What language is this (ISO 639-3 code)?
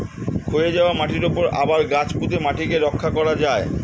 ben